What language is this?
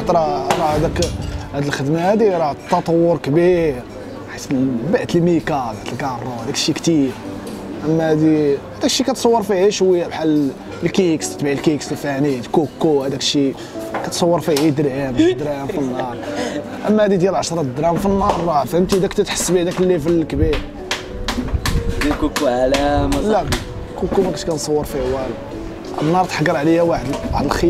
Arabic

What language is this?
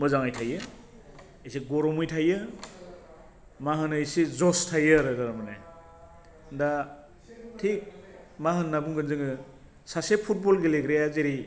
Bodo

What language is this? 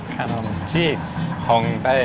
Thai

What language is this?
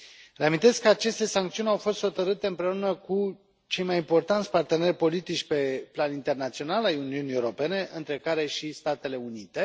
Romanian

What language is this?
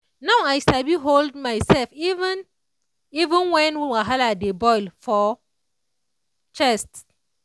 Nigerian Pidgin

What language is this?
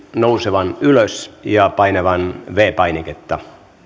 Finnish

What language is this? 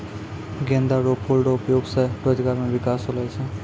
Maithili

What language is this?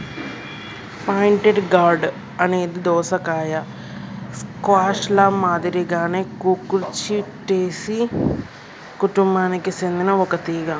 Telugu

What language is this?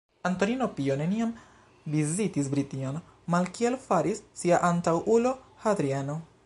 Esperanto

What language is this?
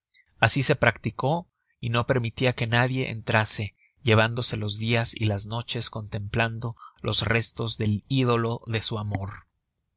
Spanish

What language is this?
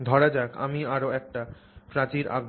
Bangla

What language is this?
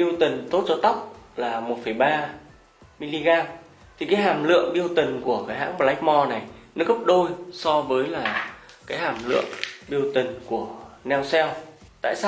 Vietnamese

